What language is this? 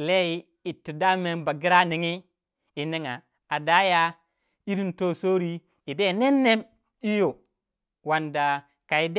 Waja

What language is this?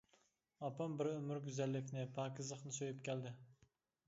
Uyghur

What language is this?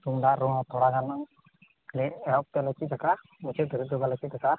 Santali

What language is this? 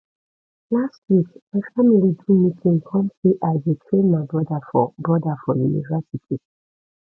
Nigerian Pidgin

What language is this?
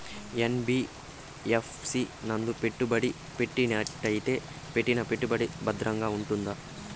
Telugu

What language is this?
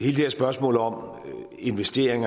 Danish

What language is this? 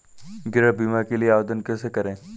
Hindi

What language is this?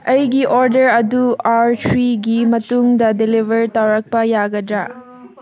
Manipuri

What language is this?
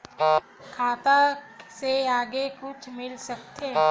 Chhattisgarhi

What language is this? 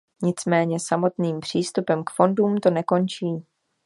Czech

